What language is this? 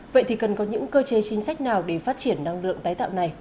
Vietnamese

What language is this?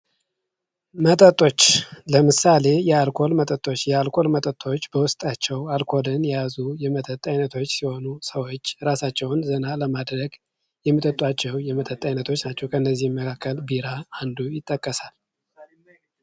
Amharic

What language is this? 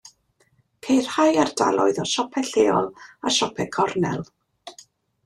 Welsh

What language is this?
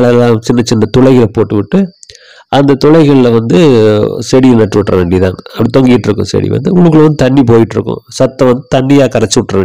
Tamil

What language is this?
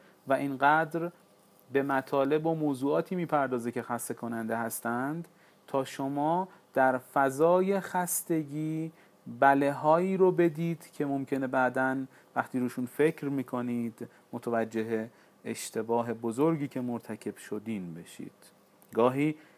Persian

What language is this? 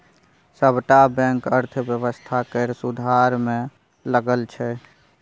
Maithili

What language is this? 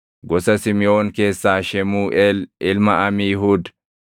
Oromo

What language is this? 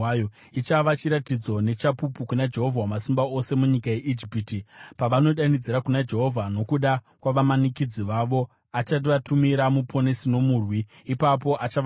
Shona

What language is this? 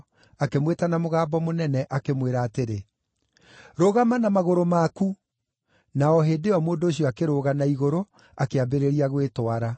Kikuyu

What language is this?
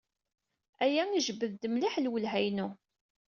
Kabyle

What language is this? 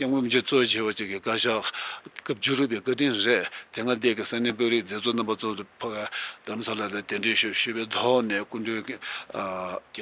Korean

